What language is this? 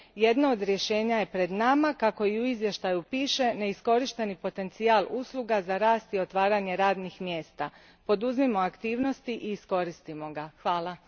Croatian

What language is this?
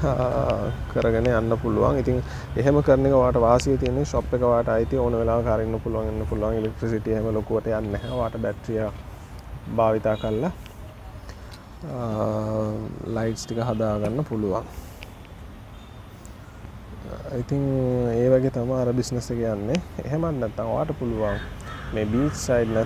Indonesian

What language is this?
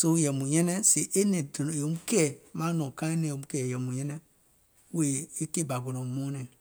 Gola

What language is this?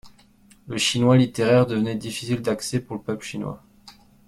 French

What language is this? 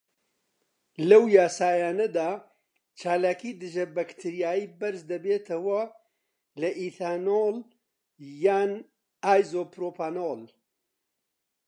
Central Kurdish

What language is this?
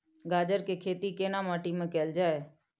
Maithili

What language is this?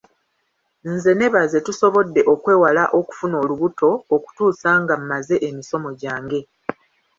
Ganda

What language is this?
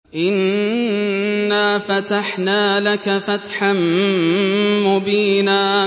Arabic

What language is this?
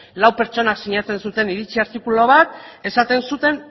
Basque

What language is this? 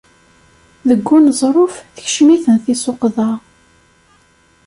Kabyle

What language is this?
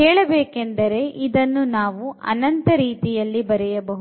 Kannada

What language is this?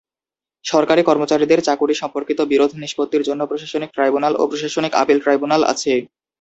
Bangla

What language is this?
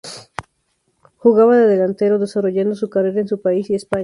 Spanish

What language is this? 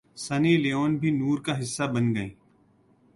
Urdu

